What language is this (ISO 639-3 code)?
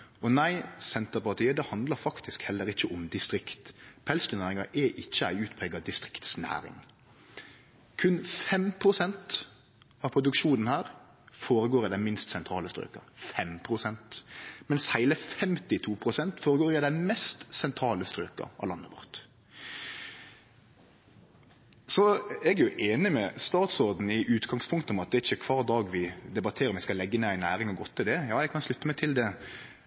nno